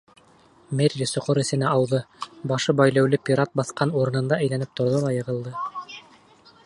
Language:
Bashkir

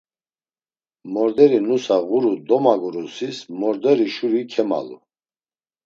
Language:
Laz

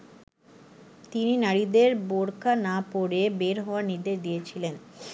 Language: Bangla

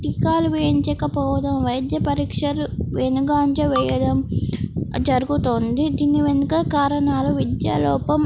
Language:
Telugu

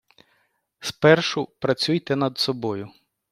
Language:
Ukrainian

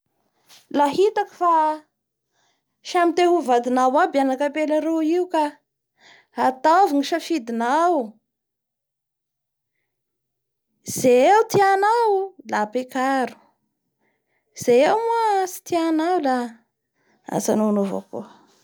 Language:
Bara Malagasy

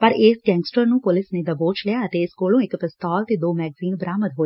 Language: Punjabi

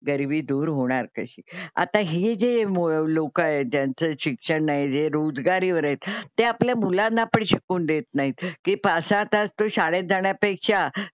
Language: Marathi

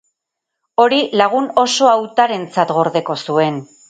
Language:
Basque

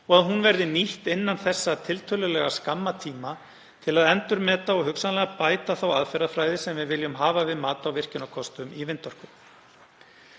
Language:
Icelandic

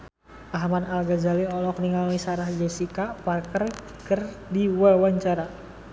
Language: Sundanese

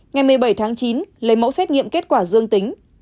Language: Vietnamese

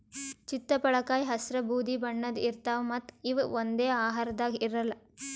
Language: Kannada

